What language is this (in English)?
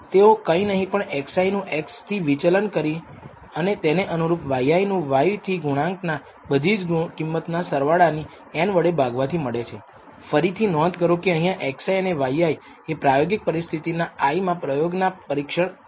Gujarati